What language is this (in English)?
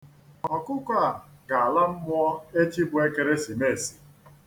Igbo